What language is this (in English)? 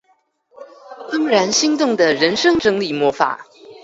Chinese